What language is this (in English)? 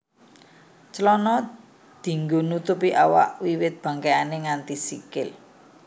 Javanese